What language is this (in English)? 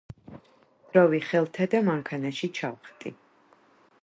Georgian